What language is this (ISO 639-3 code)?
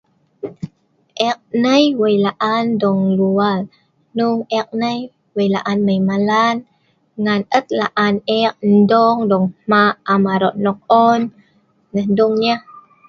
snv